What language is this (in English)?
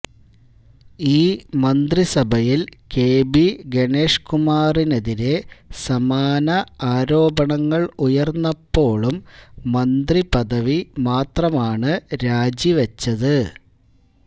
Malayalam